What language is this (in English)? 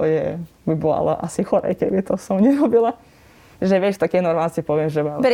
Slovak